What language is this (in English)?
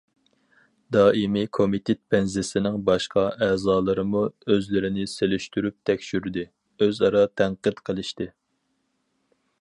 Uyghur